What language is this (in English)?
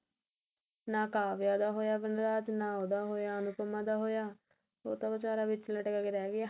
Punjabi